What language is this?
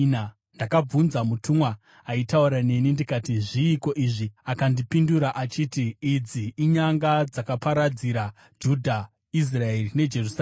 Shona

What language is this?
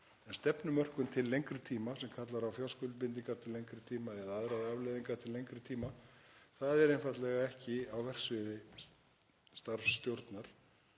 Icelandic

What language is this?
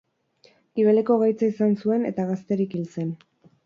Basque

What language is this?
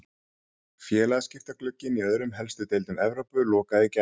Icelandic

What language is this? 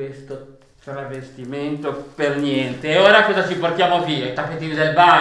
Italian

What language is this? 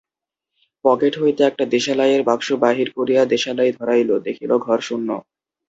Bangla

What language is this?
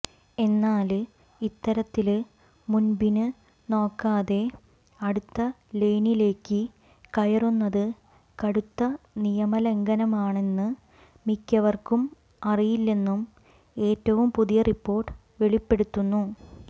Malayalam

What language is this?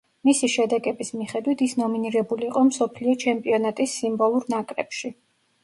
Georgian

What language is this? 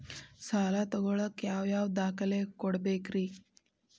Kannada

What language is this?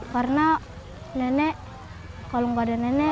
Indonesian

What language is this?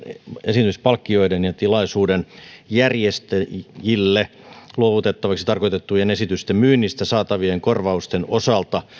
Finnish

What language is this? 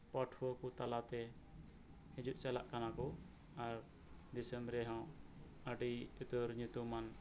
Santali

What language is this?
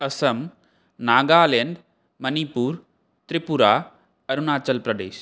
Sanskrit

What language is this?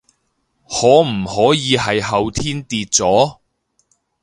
Cantonese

